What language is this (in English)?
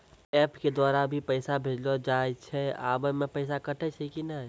Maithili